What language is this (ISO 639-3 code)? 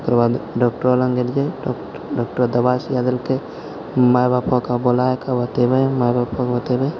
mai